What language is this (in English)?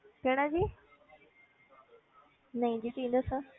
Punjabi